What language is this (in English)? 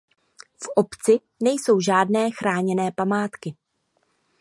Czech